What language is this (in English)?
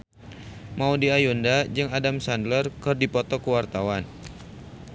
Sundanese